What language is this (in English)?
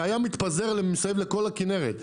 Hebrew